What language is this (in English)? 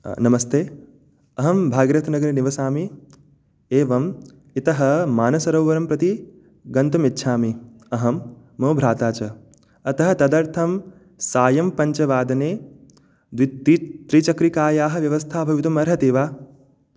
Sanskrit